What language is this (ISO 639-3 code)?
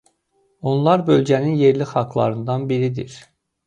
aze